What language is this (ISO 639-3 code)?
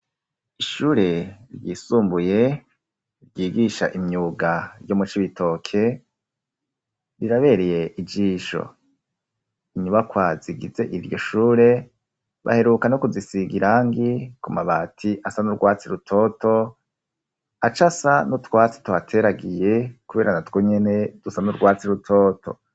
run